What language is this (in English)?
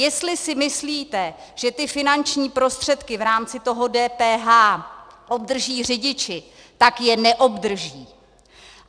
Czech